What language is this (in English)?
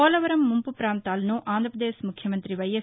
Telugu